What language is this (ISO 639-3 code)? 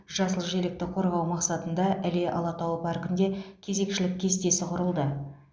kaz